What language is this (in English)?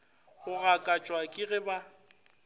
Northern Sotho